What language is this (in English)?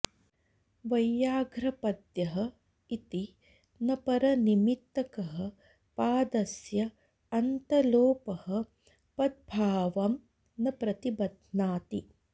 Sanskrit